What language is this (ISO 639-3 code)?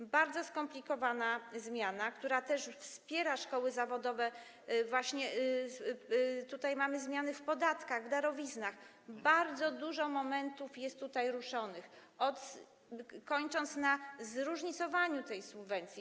pol